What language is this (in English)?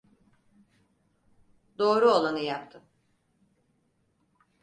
Turkish